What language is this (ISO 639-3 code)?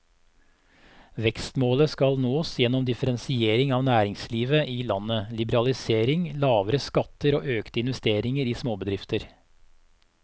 nor